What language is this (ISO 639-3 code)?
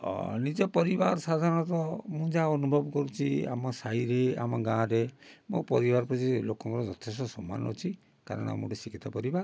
ori